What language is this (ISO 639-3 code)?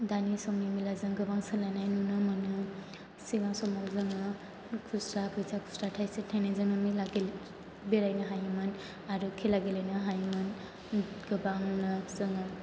brx